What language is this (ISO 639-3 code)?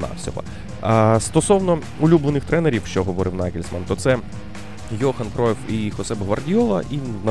ukr